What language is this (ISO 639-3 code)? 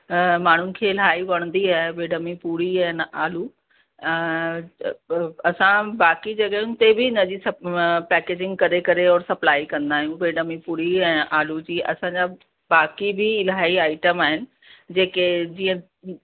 snd